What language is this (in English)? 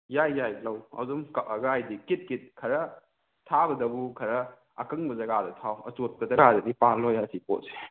Manipuri